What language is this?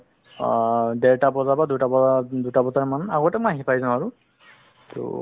Assamese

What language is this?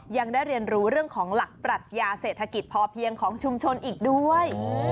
Thai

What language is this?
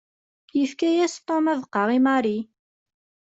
Kabyle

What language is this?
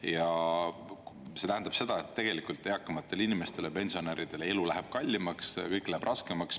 Estonian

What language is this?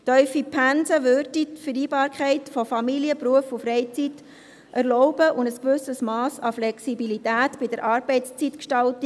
Swiss German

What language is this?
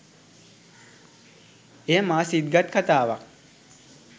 Sinhala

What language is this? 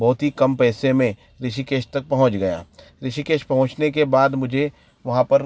Hindi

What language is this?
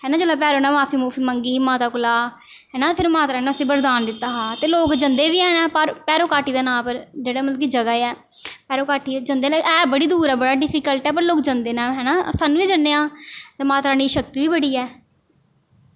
Dogri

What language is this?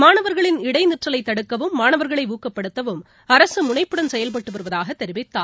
Tamil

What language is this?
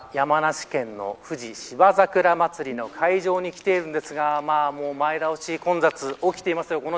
Japanese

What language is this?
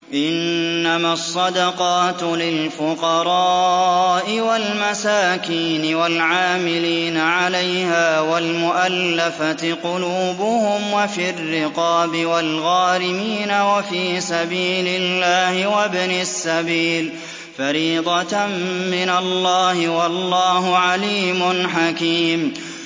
Arabic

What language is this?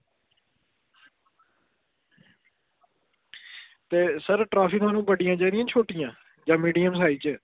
Dogri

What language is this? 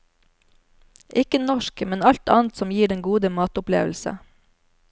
Norwegian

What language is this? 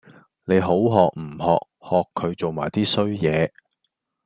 Cantonese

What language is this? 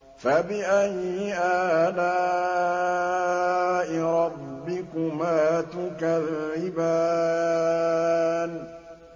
Arabic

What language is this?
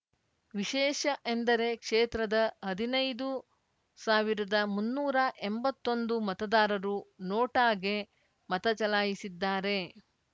Kannada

